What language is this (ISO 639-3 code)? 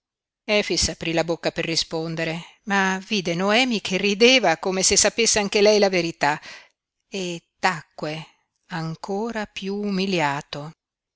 ita